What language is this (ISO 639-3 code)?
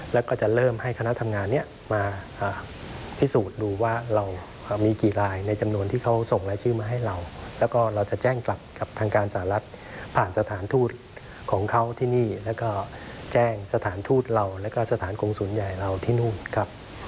tha